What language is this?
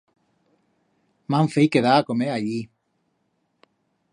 Aragonese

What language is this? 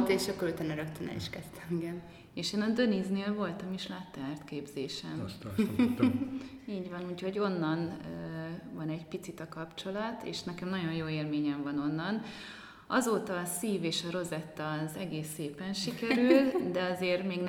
Hungarian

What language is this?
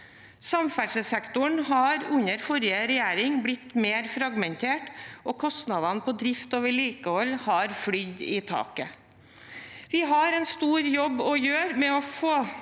Norwegian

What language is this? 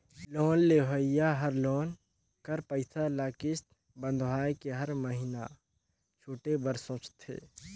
Chhattisgarhi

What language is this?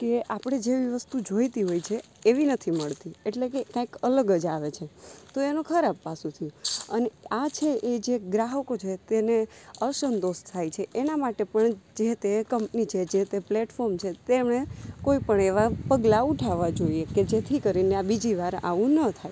Gujarati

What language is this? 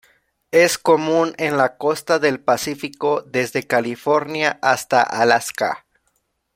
Spanish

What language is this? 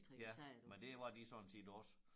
Danish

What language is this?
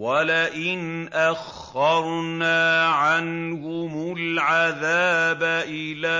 Arabic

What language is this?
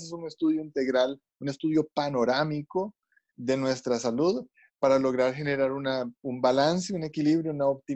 Spanish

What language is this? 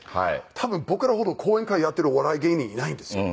Japanese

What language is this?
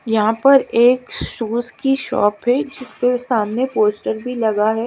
Hindi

